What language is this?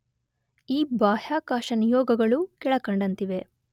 Kannada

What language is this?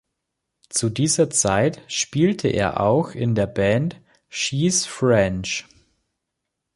German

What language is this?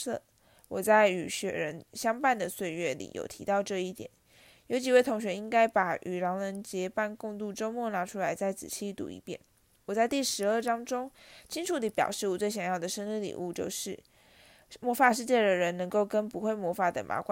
Chinese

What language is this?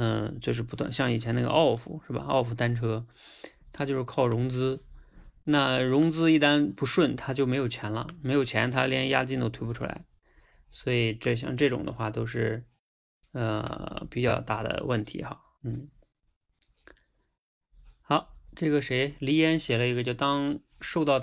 Chinese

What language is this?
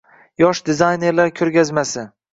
Uzbek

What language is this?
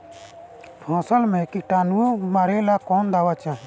Bhojpuri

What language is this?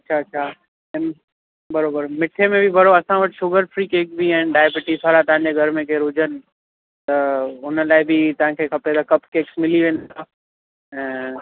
Sindhi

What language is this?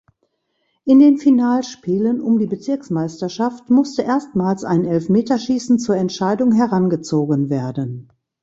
German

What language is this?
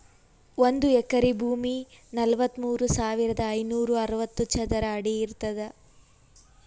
Kannada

